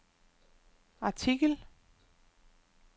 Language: Danish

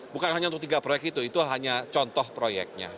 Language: Indonesian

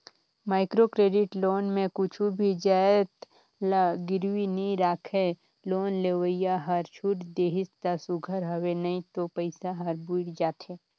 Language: Chhattisgarhi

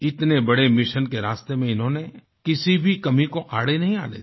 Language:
Hindi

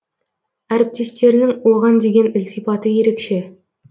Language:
Kazakh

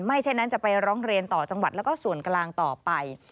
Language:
Thai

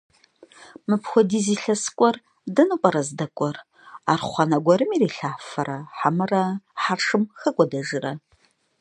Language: Kabardian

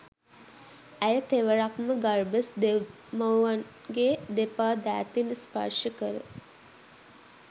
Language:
Sinhala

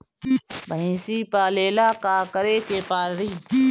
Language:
Bhojpuri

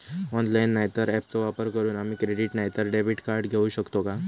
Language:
Marathi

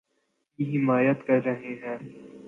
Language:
Urdu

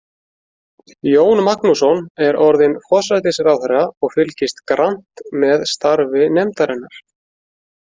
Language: Icelandic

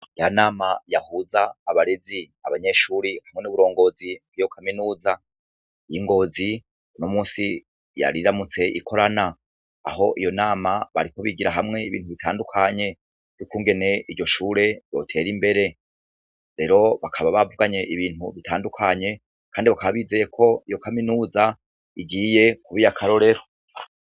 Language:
Rundi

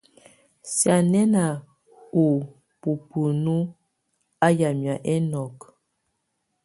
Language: Tunen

